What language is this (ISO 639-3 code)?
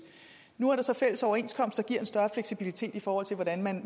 dan